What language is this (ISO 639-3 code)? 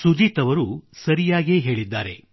kan